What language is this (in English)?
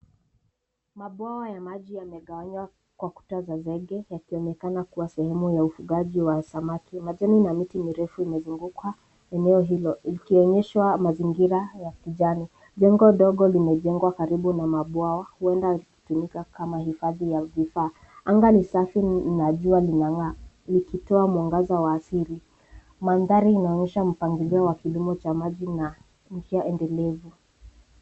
Swahili